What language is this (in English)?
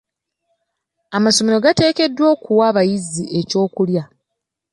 Ganda